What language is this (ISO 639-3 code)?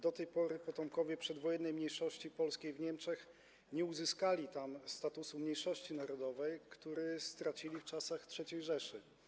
pol